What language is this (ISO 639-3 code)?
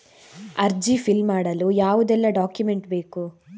kan